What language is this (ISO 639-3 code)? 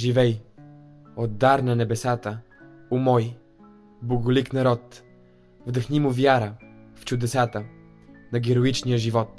bul